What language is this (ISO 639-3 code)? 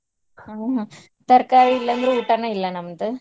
kan